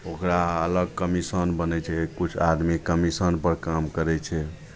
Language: Maithili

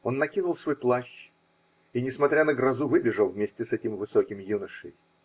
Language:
Russian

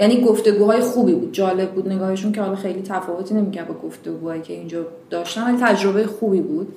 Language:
Persian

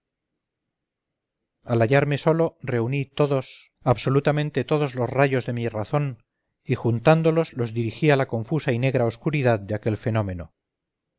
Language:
Spanish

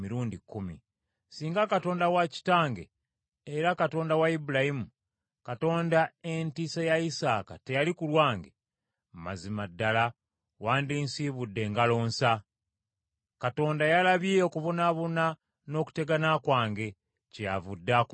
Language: Ganda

